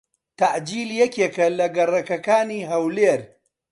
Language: Central Kurdish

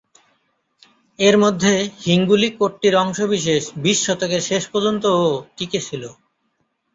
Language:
Bangla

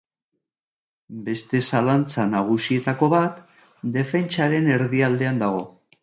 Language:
Basque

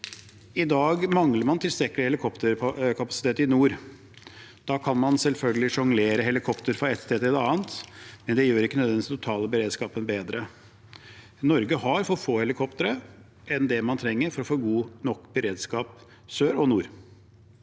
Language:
Norwegian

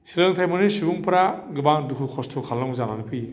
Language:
Bodo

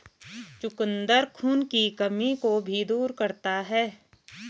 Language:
Hindi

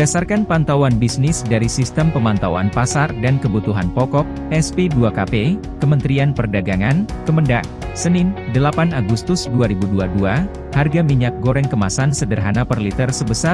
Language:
Indonesian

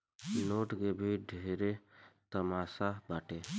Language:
Bhojpuri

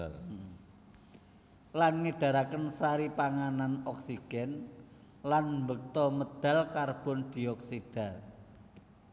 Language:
Javanese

